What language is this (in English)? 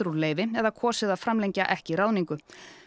Icelandic